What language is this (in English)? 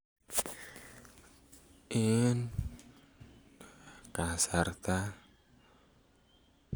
Kalenjin